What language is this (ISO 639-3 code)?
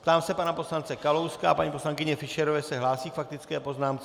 ces